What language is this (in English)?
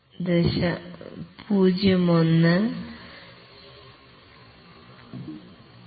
Malayalam